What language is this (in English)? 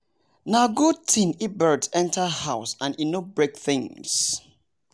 Nigerian Pidgin